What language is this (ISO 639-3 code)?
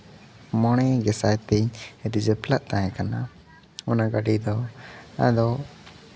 sat